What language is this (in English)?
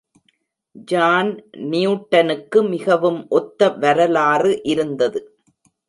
Tamil